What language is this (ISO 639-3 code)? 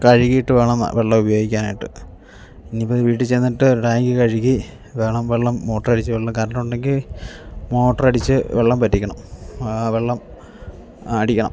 mal